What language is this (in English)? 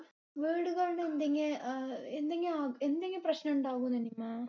Malayalam